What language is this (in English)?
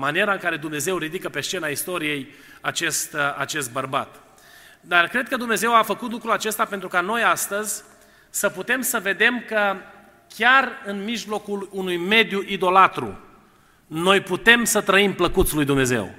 Romanian